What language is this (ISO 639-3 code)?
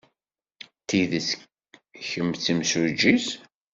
kab